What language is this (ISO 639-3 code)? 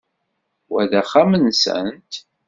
kab